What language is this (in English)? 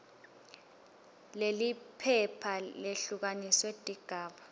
Swati